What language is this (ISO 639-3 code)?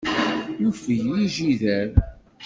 kab